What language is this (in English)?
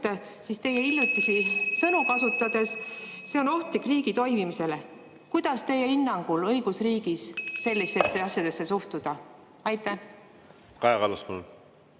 Estonian